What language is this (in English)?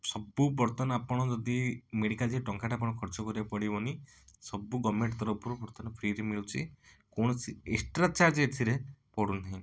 Odia